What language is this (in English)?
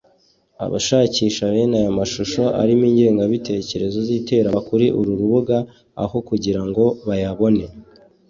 Kinyarwanda